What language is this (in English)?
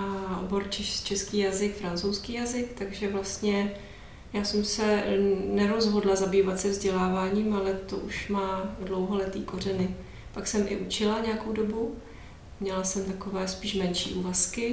Czech